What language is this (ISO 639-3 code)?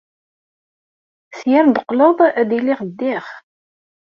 kab